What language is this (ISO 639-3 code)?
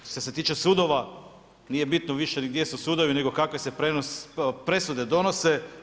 hrv